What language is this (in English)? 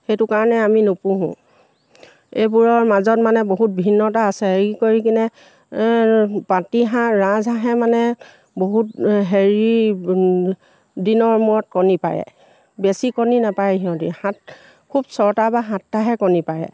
Assamese